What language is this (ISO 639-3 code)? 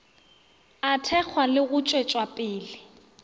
nso